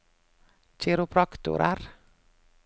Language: Norwegian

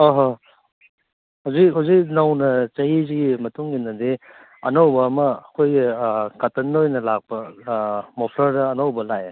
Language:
Manipuri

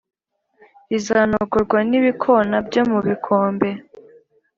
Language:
Kinyarwanda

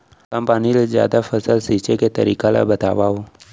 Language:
Chhattisgarhi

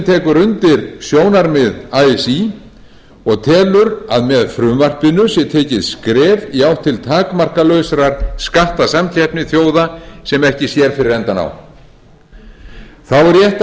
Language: Icelandic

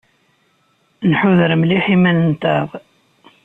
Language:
Kabyle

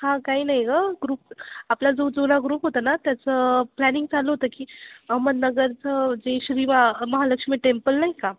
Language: Marathi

